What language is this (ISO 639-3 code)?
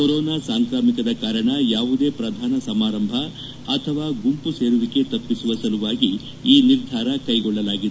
kan